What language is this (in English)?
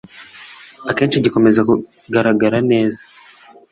Kinyarwanda